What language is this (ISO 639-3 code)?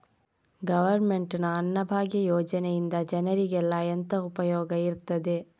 kan